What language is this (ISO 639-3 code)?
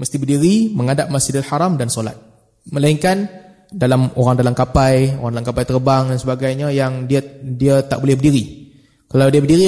msa